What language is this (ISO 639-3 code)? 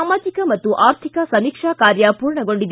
kan